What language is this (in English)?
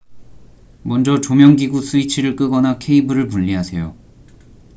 Korean